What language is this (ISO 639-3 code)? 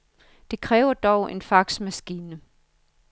dan